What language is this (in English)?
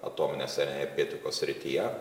Lithuanian